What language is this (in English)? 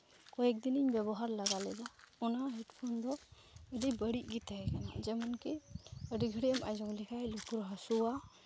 Santali